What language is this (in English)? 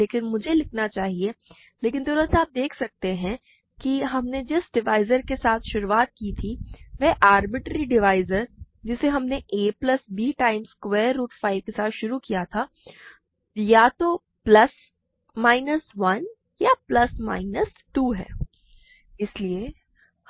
Hindi